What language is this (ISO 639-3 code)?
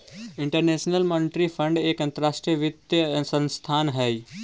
mag